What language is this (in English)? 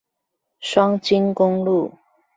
Chinese